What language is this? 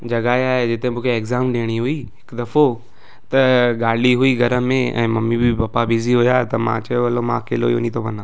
Sindhi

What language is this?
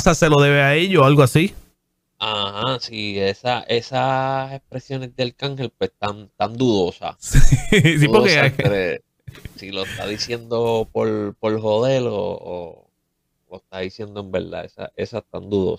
Spanish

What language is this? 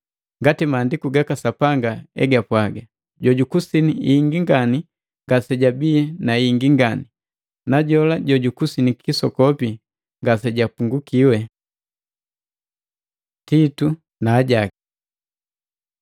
Matengo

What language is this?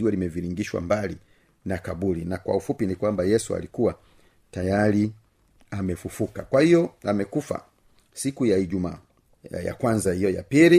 Swahili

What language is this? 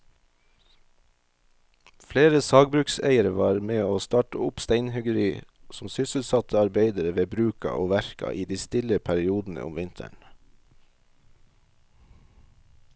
Norwegian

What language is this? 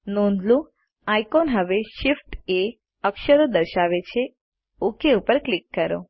Gujarati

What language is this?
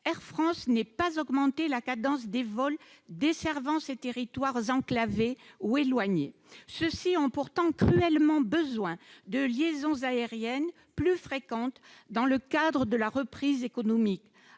French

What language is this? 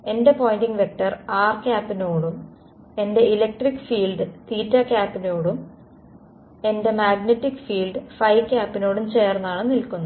Malayalam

